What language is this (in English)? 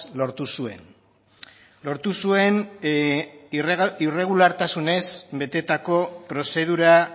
Basque